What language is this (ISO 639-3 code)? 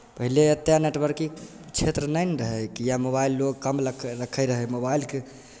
mai